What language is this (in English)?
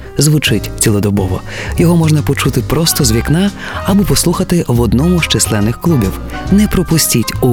Ukrainian